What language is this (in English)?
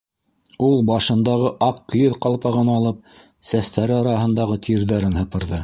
Bashkir